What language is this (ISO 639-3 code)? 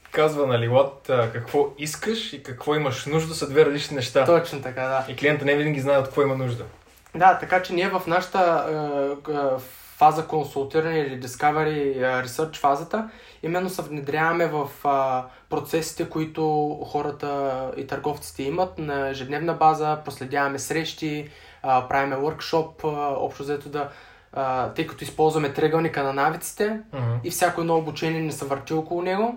bul